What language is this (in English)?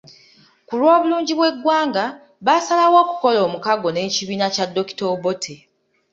Ganda